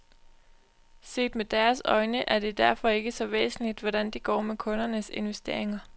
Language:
Danish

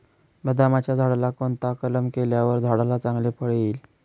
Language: Marathi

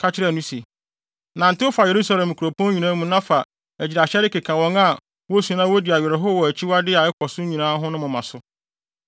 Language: Akan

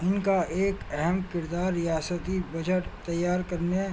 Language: Urdu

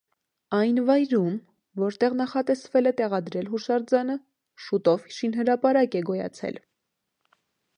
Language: Armenian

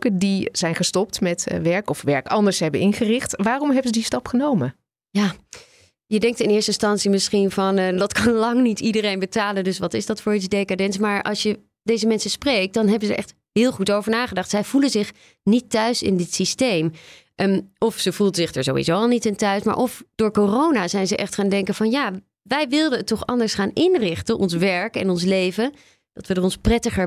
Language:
Dutch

